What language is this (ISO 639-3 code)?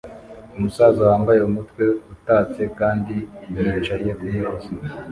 kin